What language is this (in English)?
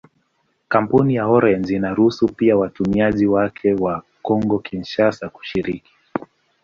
Swahili